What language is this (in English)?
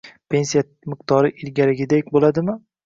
Uzbek